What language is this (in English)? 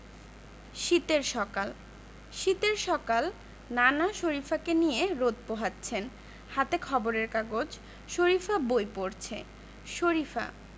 Bangla